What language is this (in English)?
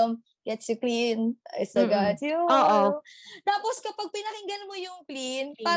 Filipino